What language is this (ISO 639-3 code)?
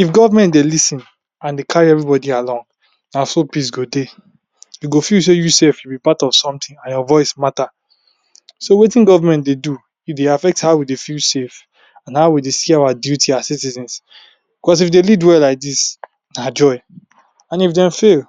pcm